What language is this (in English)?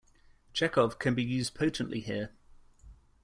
English